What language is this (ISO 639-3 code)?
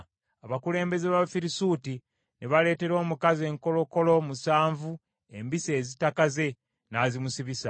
lug